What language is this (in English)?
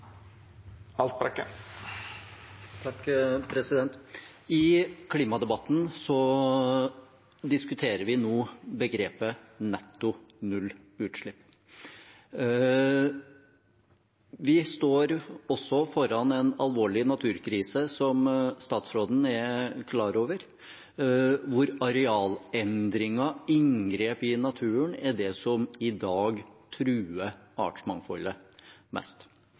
Norwegian